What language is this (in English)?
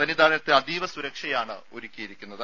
Malayalam